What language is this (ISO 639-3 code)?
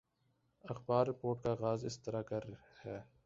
urd